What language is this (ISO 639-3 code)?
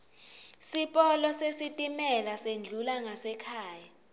ssw